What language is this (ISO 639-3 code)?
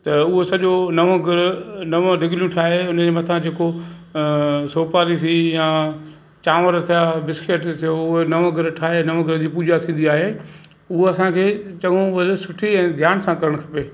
snd